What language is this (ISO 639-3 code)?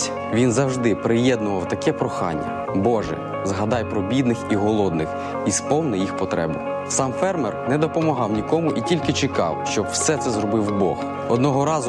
ukr